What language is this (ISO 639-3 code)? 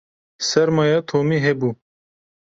kur